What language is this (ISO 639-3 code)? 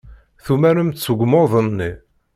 kab